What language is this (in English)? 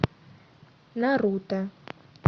Russian